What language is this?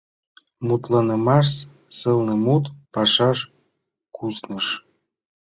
Mari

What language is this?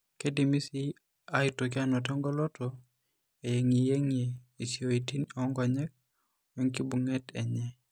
Masai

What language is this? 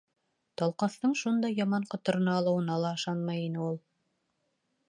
Bashkir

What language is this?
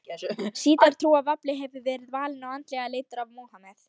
Icelandic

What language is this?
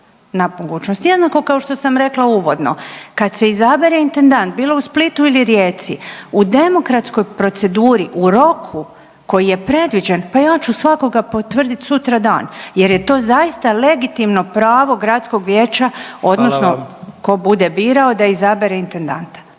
Croatian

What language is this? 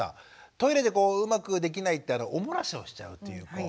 Japanese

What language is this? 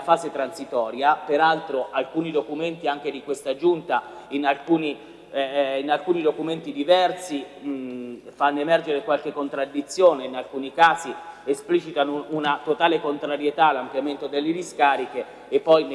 Italian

